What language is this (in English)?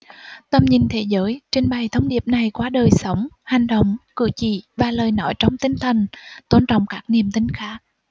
Vietnamese